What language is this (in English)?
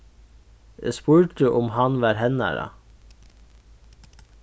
Faroese